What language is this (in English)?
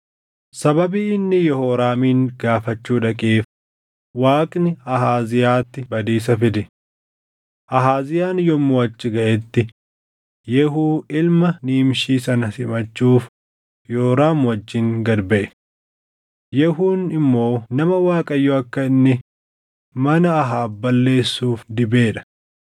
Oromo